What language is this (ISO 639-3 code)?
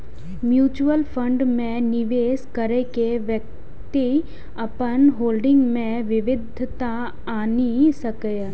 mai